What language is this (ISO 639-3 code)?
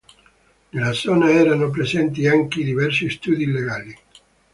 ita